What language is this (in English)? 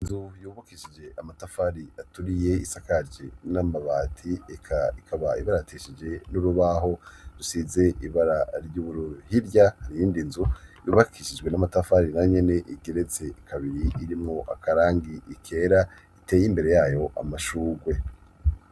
Rundi